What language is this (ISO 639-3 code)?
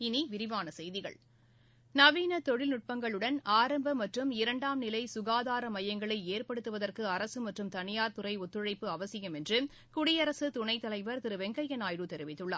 tam